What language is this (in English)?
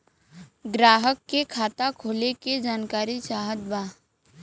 Bhojpuri